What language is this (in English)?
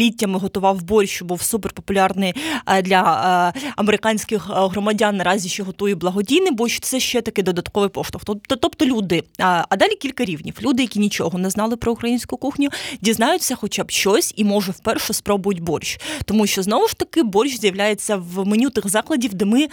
Ukrainian